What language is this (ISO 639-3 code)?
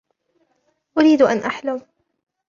ara